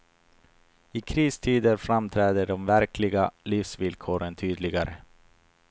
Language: Swedish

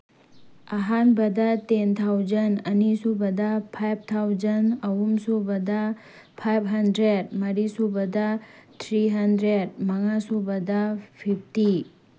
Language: Manipuri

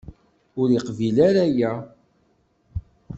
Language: Kabyle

